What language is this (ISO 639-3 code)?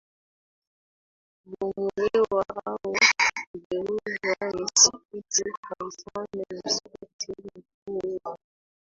swa